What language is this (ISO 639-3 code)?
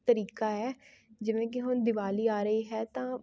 pan